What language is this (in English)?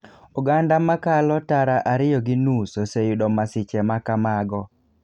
Luo (Kenya and Tanzania)